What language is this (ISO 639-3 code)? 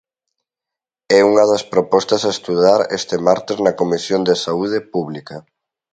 glg